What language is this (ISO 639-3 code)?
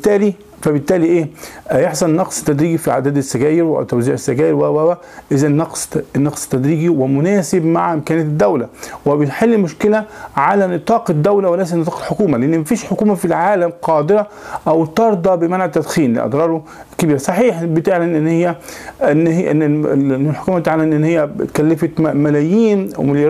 ara